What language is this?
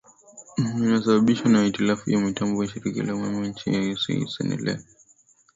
Swahili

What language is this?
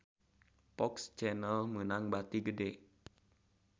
Sundanese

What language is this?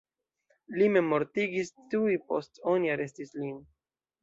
Esperanto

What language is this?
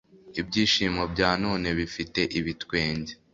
Kinyarwanda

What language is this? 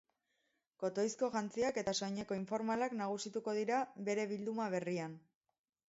Basque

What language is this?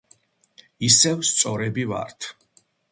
Georgian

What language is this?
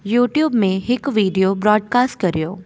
Sindhi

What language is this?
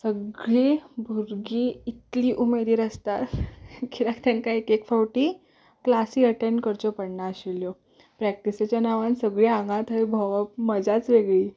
Konkani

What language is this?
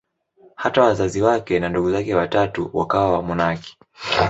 Swahili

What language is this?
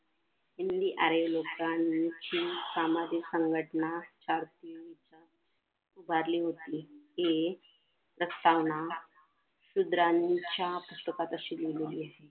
Marathi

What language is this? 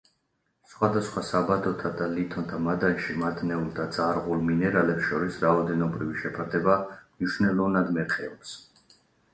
Georgian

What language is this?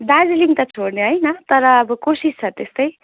Nepali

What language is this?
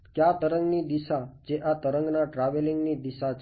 Gujarati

